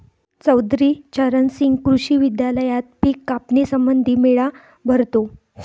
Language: Marathi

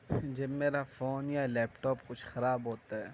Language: Urdu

